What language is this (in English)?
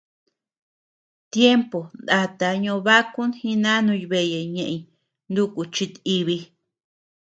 Tepeuxila Cuicatec